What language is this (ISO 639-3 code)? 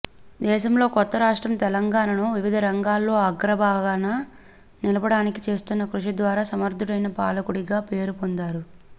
tel